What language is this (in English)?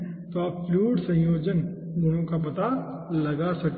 Hindi